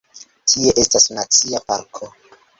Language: Esperanto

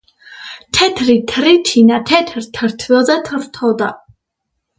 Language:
Georgian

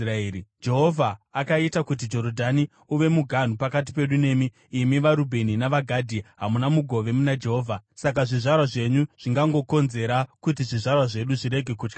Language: Shona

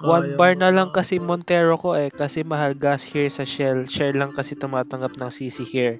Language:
Filipino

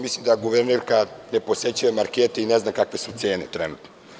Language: Serbian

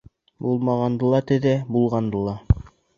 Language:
Bashkir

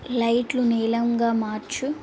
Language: Telugu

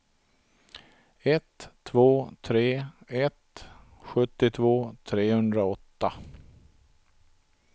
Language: Swedish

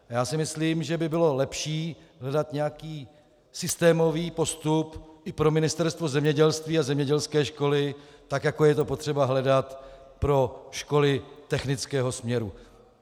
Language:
Czech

